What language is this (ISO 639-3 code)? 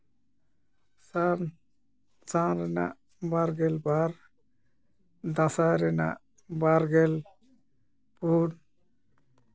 sat